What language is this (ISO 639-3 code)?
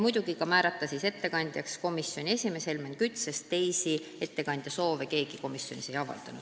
est